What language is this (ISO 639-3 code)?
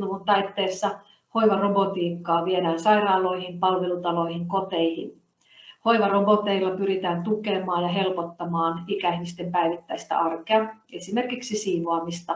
fin